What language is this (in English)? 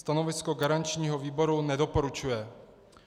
Czech